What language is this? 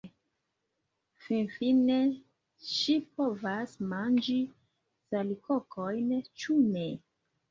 Esperanto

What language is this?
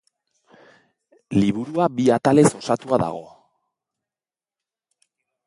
Basque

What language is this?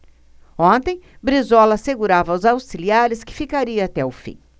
Portuguese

